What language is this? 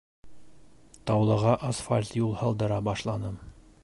Bashkir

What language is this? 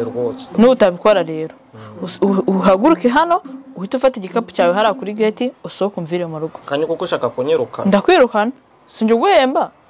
Romanian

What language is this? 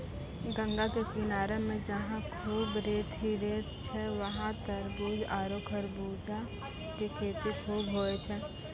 Maithili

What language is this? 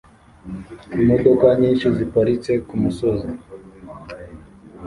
Kinyarwanda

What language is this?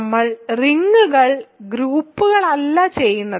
Malayalam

